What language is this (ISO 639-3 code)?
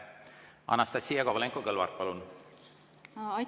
est